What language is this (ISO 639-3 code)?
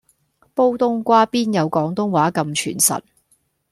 yue